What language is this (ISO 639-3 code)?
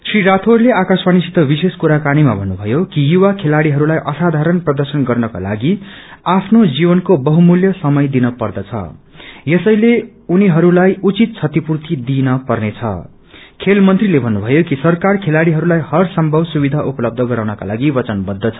nep